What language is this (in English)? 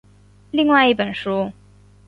Chinese